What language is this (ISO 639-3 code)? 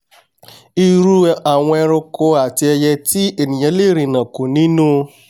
yor